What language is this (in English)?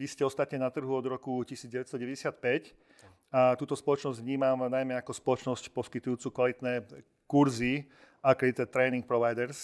Slovak